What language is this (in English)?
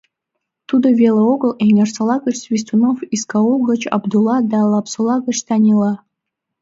Mari